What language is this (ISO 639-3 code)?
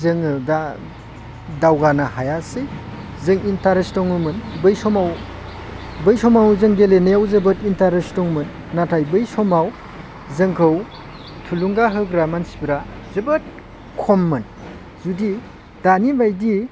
brx